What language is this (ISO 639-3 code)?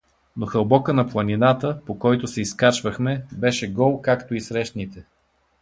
bul